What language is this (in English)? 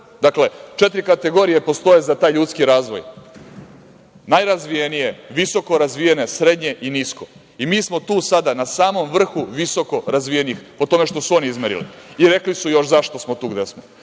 Serbian